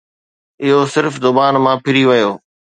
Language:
Sindhi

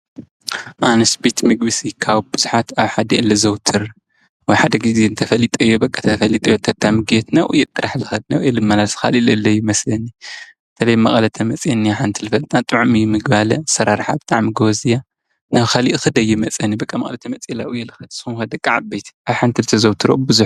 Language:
Tigrinya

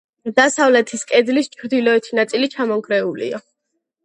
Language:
Georgian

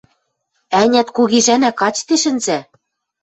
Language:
Western Mari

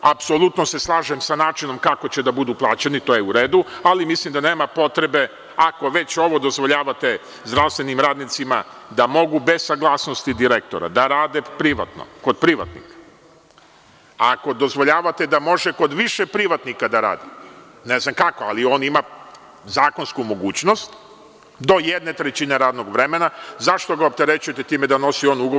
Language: Serbian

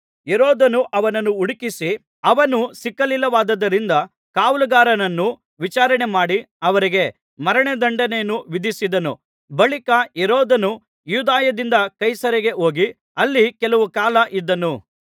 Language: Kannada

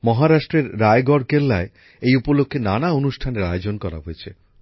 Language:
Bangla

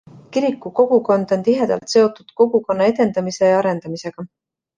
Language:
Estonian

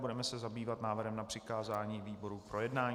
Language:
Czech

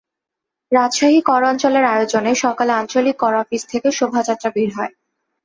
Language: Bangla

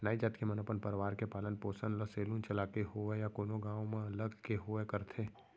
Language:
Chhattisgarhi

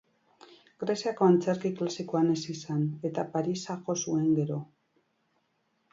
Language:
Basque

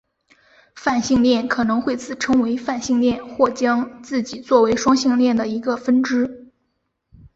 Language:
Chinese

